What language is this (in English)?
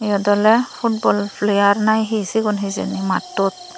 Chakma